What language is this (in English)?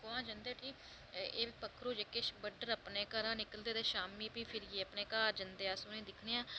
Dogri